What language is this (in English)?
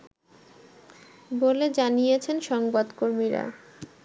Bangla